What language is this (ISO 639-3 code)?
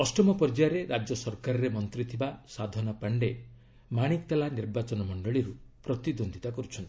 ori